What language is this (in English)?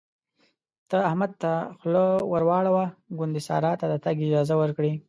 Pashto